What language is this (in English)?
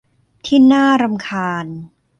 Thai